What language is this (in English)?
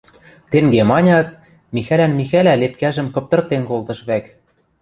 Western Mari